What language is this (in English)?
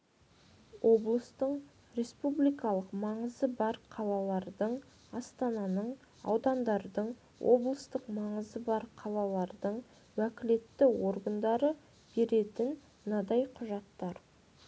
Kazakh